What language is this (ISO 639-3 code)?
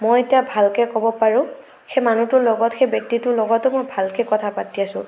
asm